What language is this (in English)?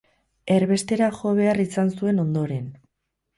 Basque